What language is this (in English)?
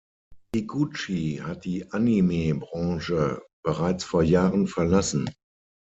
German